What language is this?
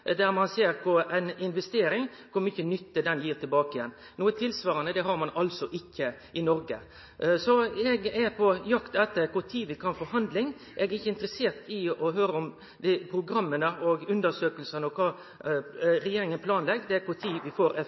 Norwegian Nynorsk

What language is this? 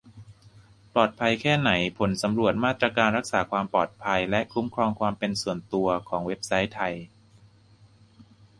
Thai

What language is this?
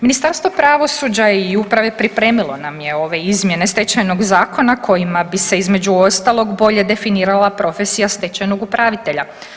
Croatian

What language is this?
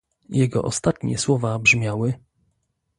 Polish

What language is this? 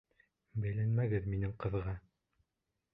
Bashkir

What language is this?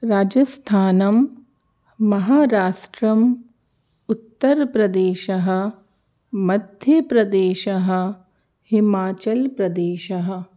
Sanskrit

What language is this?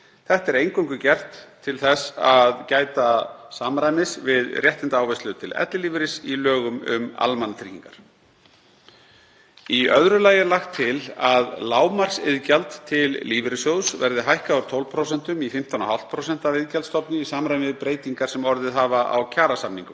Icelandic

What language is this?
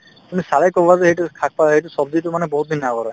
Assamese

